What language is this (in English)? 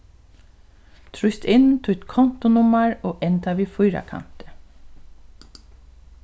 Faroese